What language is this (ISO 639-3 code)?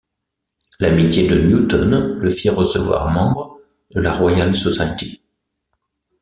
fra